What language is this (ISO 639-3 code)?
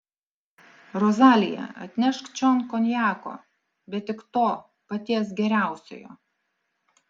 lit